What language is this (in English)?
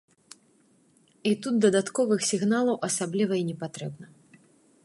Belarusian